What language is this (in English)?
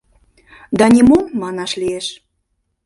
Mari